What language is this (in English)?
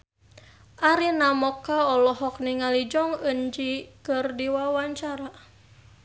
Sundanese